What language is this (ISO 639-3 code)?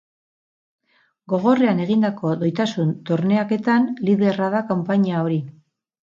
eus